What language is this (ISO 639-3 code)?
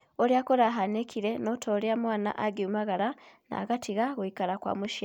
kik